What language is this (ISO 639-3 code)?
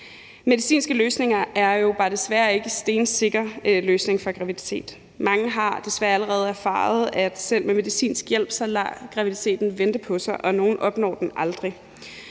dan